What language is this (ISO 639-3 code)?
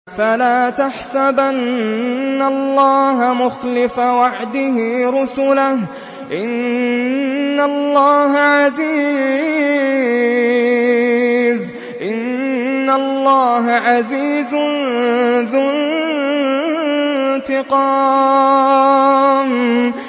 ara